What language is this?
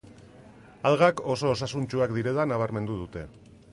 Basque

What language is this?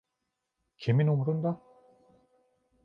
Turkish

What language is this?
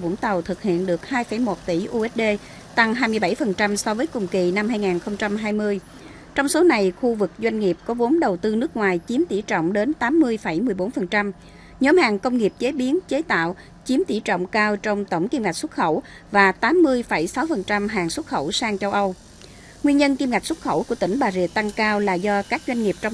Vietnamese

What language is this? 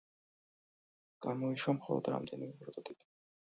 Georgian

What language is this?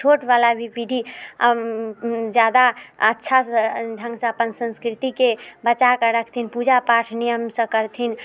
Maithili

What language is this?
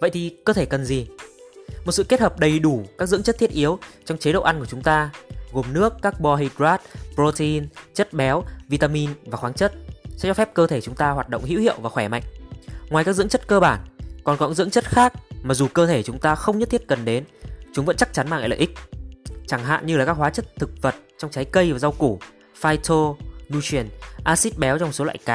Vietnamese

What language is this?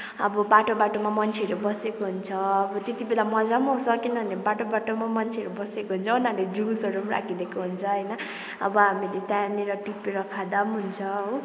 Nepali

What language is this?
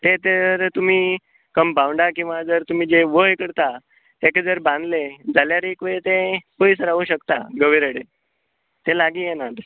Konkani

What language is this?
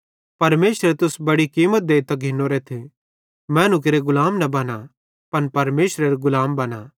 Bhadrawahi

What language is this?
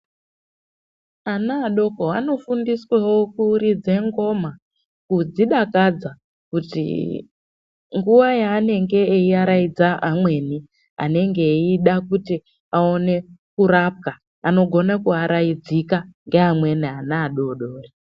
Ndau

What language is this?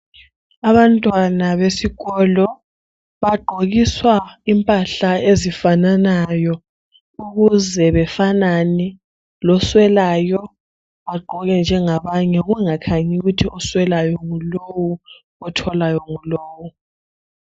North Ndebele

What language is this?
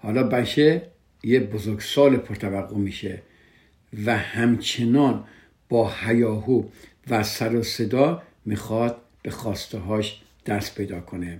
Persian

